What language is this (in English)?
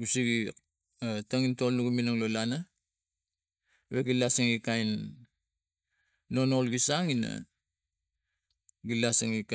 Tigak